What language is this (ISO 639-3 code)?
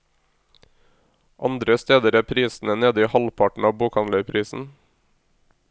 nor